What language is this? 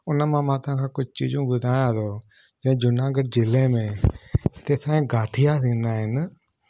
Sindhi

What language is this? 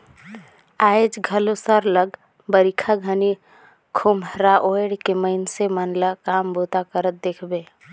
Chhattisgarhi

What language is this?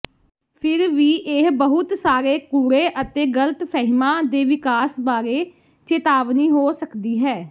Punjabi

